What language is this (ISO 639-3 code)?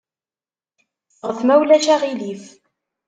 kab